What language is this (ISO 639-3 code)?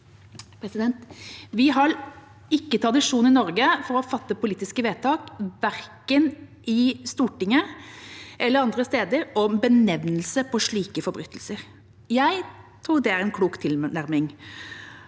nor